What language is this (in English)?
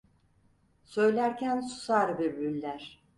Turkish